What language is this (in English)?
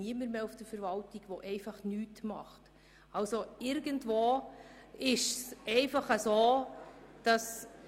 Swiss German